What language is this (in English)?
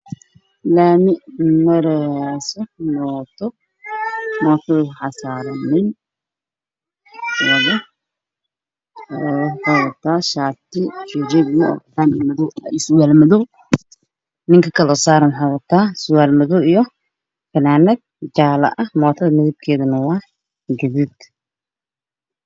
Somali